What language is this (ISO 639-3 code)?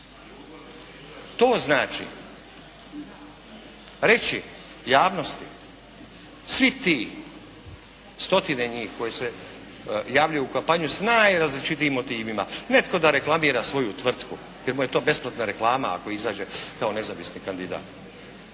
hrv